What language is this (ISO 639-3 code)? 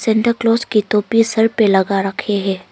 hin